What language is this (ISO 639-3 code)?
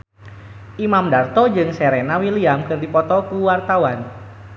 sun